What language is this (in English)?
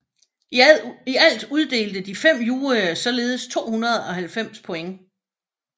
Danish